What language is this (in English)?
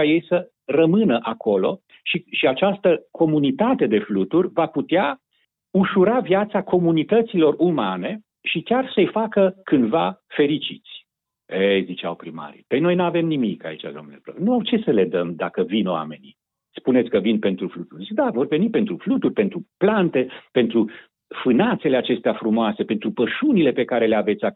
Romanian